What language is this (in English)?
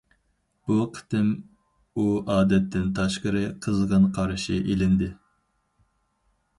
Uyghur